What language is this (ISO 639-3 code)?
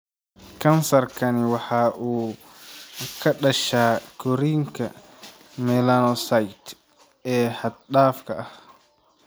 som